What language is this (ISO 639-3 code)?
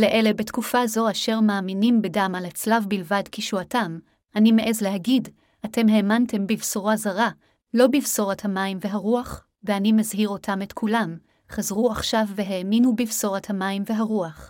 heb